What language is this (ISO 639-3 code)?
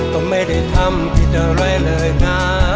tha